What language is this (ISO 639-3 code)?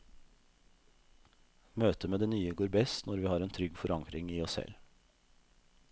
nor